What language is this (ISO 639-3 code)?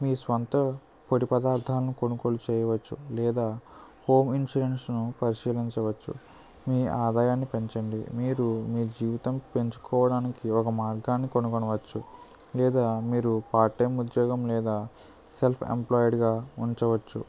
tel